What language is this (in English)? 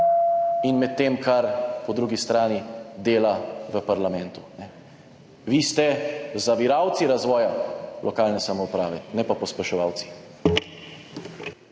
Slovenian